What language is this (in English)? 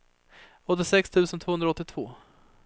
Swedish